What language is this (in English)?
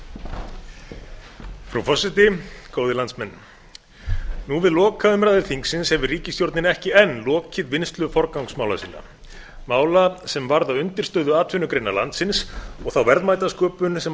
Icelandic